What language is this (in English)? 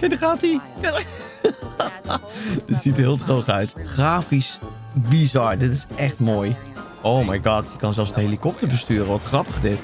Dutch